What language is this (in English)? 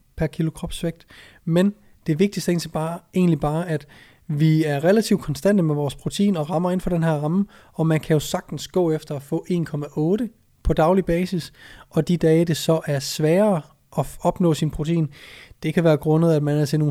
Danish